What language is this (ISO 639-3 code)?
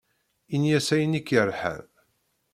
kab